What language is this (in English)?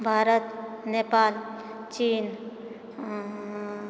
Maithili